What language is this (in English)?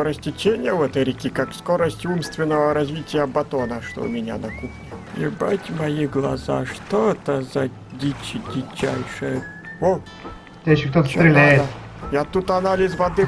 Russian